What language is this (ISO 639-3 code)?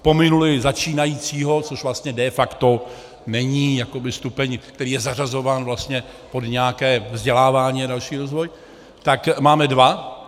ces